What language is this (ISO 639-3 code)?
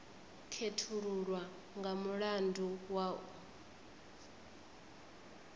ven